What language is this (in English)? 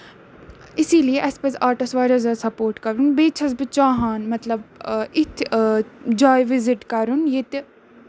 Kashmiri